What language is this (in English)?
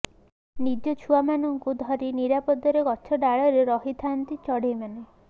Odia